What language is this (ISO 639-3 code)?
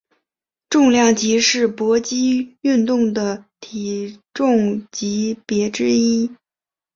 zho